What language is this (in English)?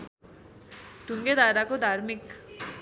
Nepali